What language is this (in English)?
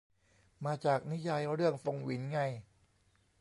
Thai